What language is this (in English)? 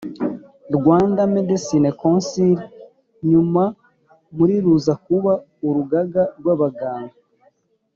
Kinyarwanda